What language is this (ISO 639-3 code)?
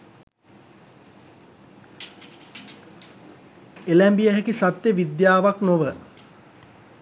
sin